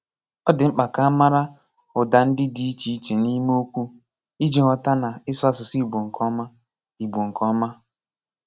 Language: Igbo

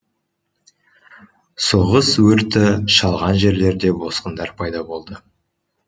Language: Kazakh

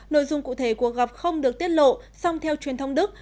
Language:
Vietnamese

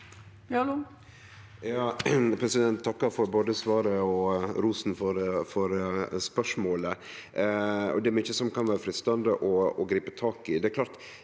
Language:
Norwegian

